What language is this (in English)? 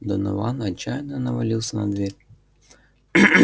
Russian